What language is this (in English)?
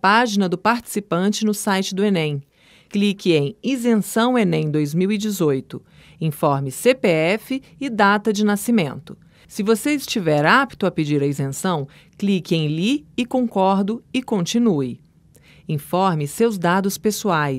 Portuguese